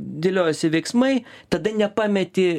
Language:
Lithuanian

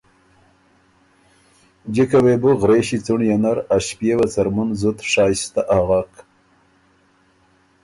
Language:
Ormuri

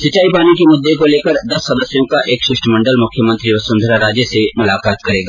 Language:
Hindi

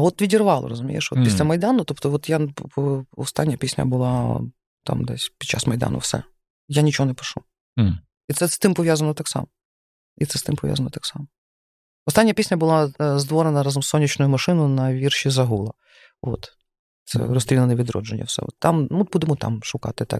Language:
Ukrainian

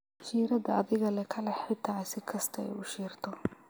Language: Somali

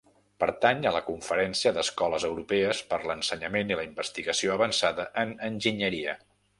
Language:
Catalan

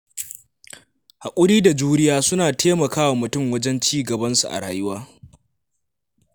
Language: Hausa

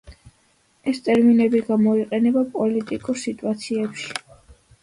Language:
Georgian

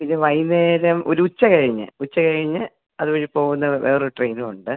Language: Malayalam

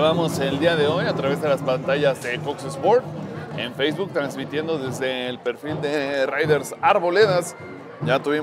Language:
Spanish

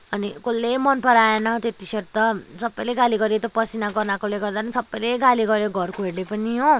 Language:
Nepali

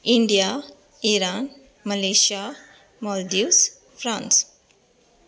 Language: Konkani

